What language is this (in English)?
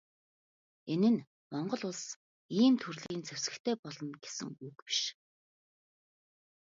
Mongolian